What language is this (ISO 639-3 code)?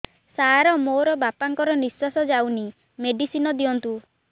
ori